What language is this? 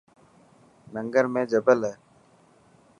Dhatki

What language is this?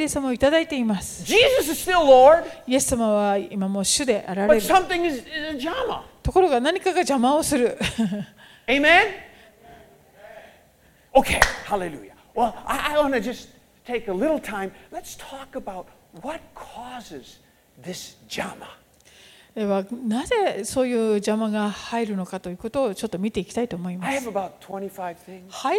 Japanese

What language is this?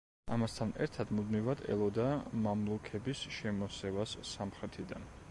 Georgian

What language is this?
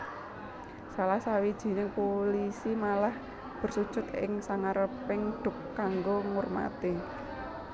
Javanese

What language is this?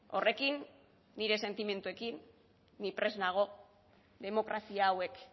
Basque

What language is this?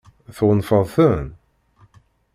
Kabyle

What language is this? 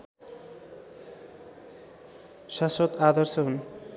Nepali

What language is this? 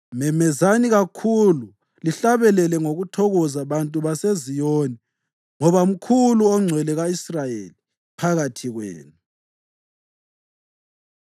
North Ndebele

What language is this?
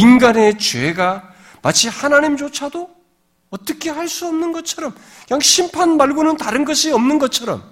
Korean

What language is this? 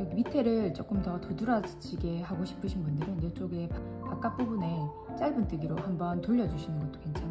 Korean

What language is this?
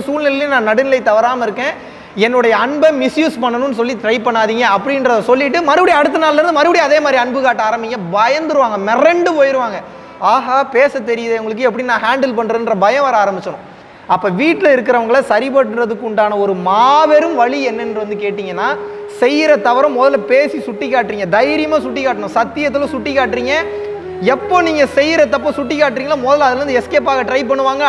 Tamil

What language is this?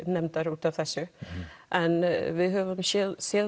Icelandic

